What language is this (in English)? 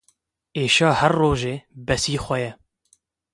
Kurdish